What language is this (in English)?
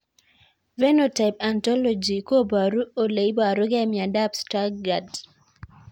Kalenjin